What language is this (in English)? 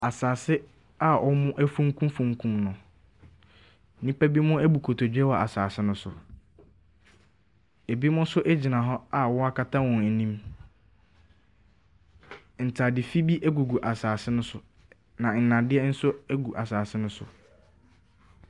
Akan